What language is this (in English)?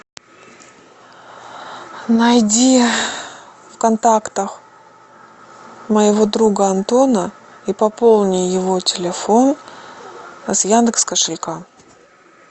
Russian